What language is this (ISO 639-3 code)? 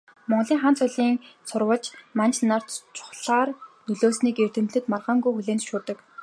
mon